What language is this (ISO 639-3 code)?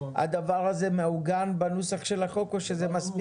heb